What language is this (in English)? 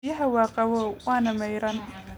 Somali